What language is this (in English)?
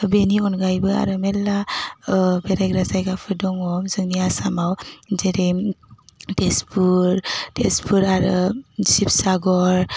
Bodo